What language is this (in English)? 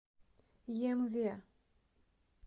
Russian